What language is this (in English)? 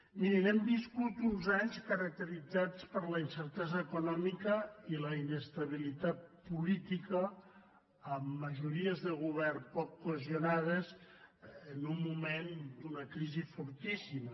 Catalan